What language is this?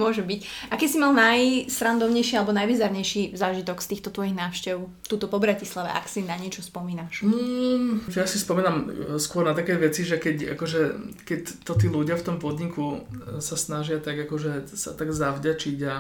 Slovak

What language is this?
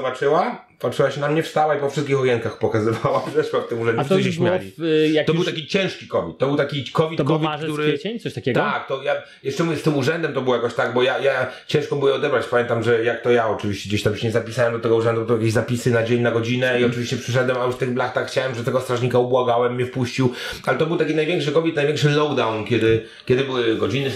Polish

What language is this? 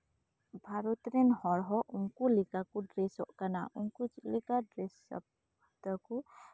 Santali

